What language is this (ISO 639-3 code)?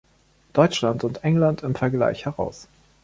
deu